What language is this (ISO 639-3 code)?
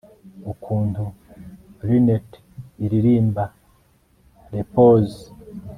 kin